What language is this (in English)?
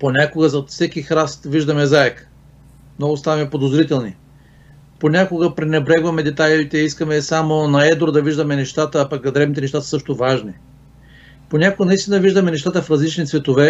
Bulgarian